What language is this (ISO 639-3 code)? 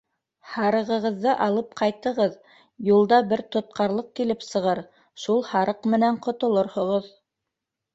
bak